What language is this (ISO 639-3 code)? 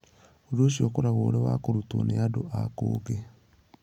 kik